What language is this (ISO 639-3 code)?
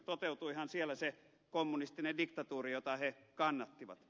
fin